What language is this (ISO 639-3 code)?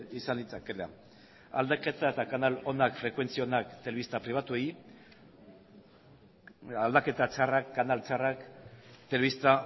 eus